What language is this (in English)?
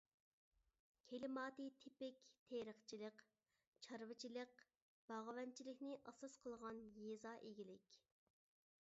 Uyghur